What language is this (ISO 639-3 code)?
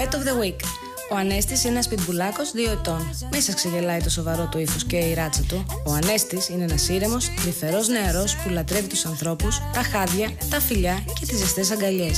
ell